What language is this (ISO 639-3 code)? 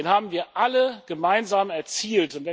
deu